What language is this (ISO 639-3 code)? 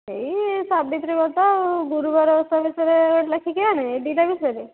ori